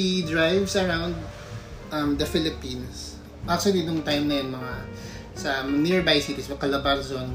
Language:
Filipino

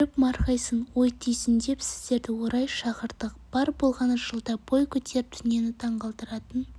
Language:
Kazakh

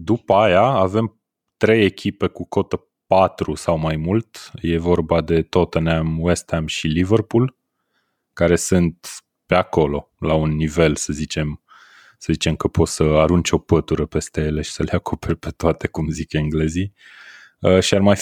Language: Romanian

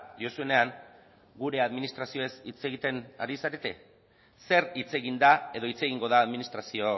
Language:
Basque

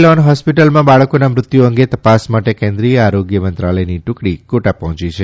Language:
Gujarati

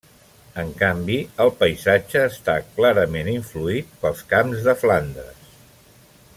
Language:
Catalan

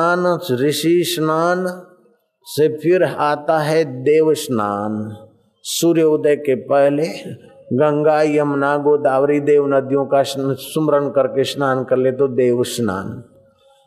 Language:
Hindi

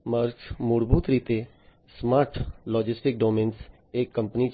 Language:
Gujarati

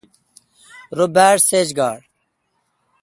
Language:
Kalkoti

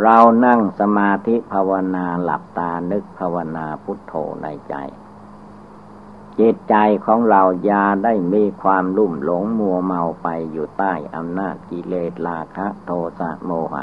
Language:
Thai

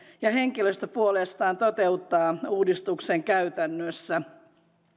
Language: Finnish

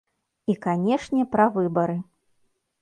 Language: Belarusian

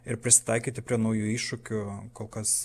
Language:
Lithuanian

